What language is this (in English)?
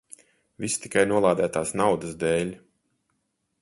Latvian